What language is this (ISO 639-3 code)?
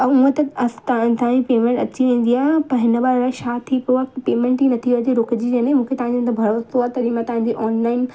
snd